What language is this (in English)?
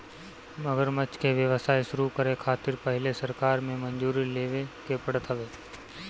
Bhojpuri